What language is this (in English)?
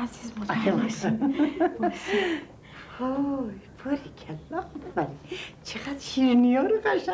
Persian